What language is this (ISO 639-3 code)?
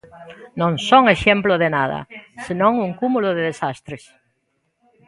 glg